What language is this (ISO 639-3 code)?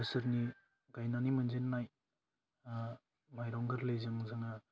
brx